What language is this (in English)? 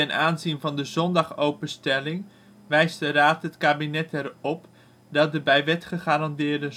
Dutch